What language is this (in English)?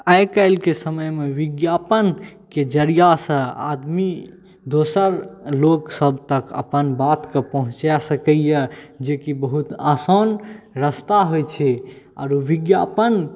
Maithili